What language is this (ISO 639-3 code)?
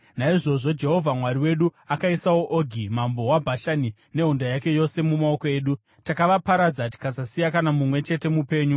sna